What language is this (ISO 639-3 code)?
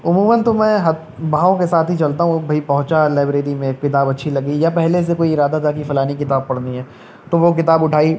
urd